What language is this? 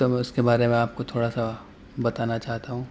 Urdu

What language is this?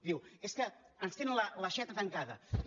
Catalan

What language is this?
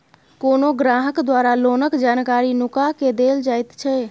Maithili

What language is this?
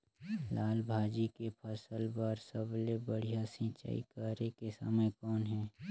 Chhattisgarhi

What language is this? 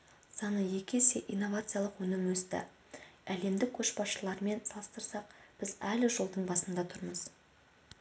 Kazakh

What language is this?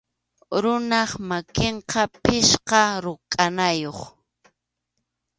Arequipa-La Unión Quechua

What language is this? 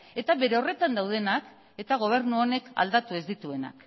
Basque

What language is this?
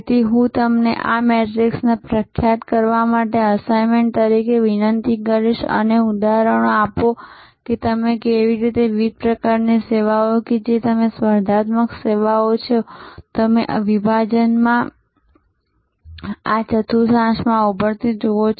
Gujarati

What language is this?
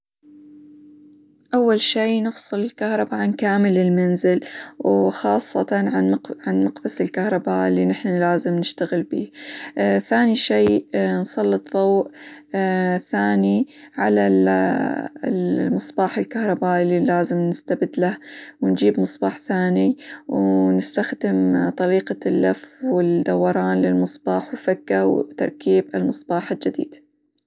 Hijazi Arabic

